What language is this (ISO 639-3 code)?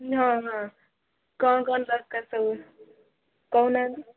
ori